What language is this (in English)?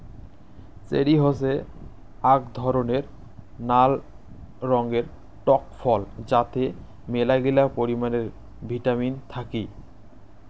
Bangla